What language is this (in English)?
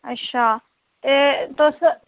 Dogri